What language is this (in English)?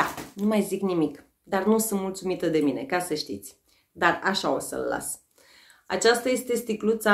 Romanian